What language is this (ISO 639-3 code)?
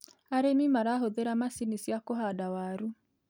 kik